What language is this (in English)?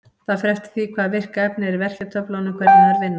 Icelandic